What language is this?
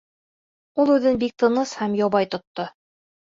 Bashkir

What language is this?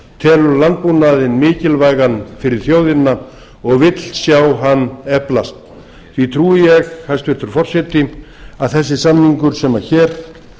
Icelandic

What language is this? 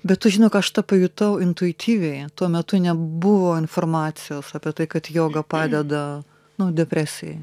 Lithuanian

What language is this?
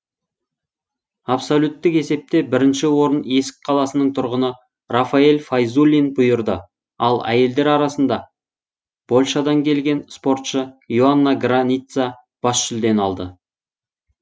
Kazakh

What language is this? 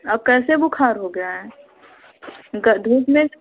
Hindi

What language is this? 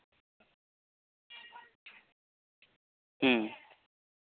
Santali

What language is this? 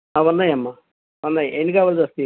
Telugu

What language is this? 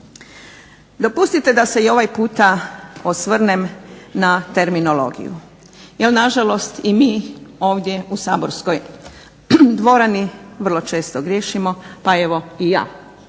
Croatian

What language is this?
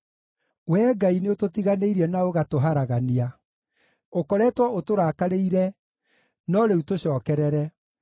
Kikuyu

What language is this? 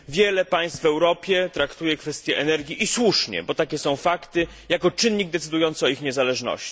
Polish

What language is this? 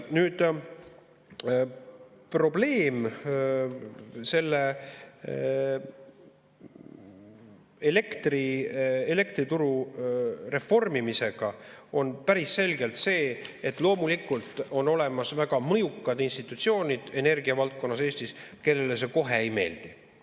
Estonian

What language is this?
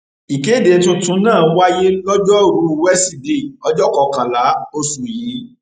Yoruba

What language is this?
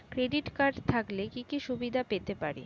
Bangla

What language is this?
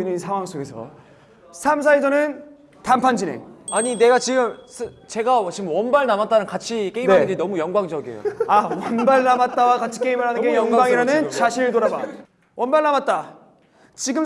Korean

